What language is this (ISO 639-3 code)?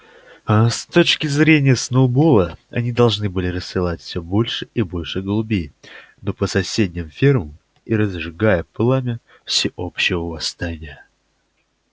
rus